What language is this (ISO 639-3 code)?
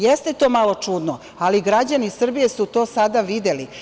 srp